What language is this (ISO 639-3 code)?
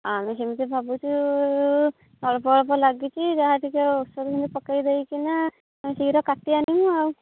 ori